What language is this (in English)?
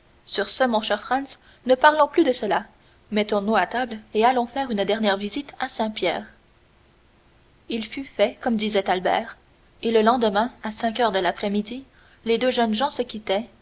French